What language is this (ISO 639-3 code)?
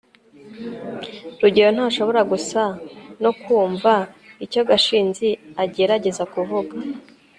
kin